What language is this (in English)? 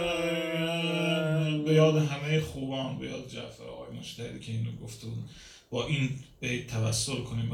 Persian